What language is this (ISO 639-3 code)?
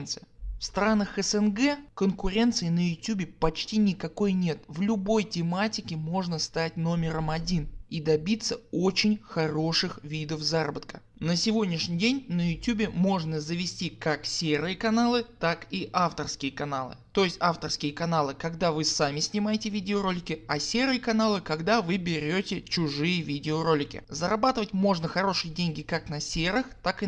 rus